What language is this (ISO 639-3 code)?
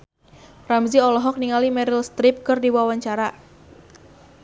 sun